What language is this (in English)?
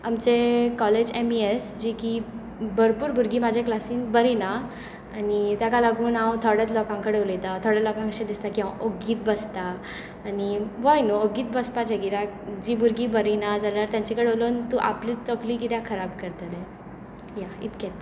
Konkani